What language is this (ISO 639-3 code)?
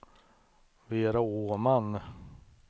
swe